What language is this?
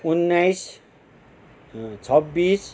Nepali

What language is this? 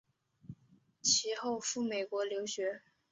Chinese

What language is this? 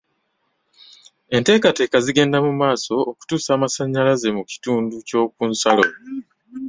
Ganda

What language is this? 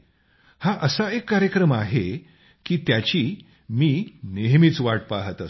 Marathi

